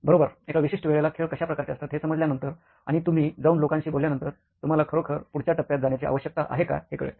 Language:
Marathi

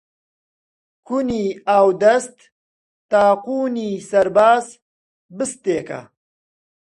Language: Central Kurdish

